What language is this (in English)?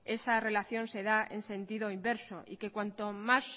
Spanish